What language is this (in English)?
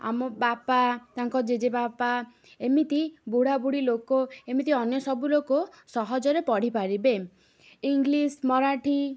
Odia